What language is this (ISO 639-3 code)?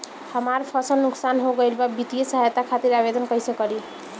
bho